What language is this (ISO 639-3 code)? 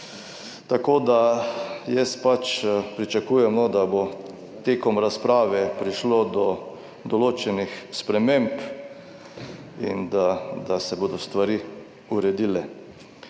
slv